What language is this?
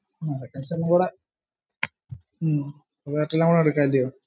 Malayalam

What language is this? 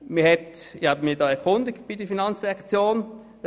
Swiss German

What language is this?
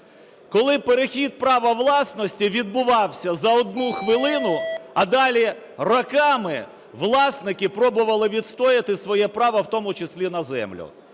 Ukrainian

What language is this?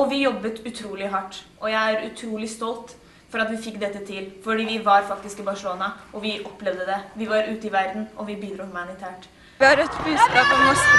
Norwegian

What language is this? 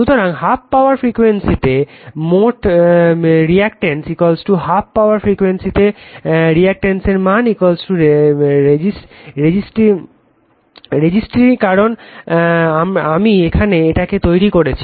Bangla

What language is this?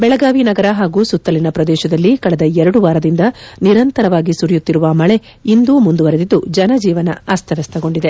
Kannada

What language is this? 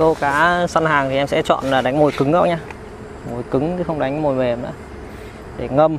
Vietnamese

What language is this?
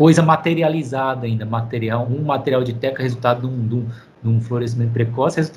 Portuguese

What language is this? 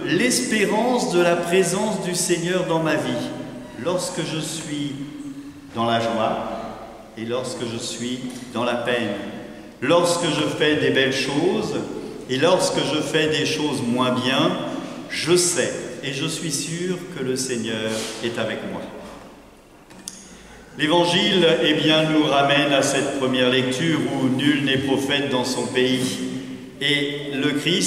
French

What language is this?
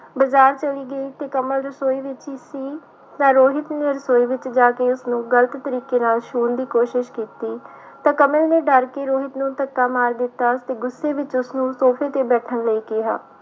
Punjabi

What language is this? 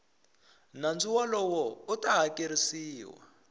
Tsonga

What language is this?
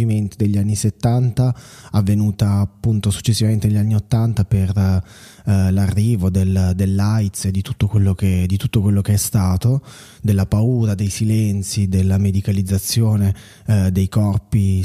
Italian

